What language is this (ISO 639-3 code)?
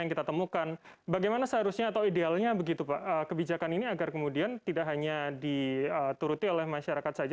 ind